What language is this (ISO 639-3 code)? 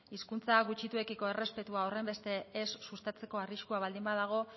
eus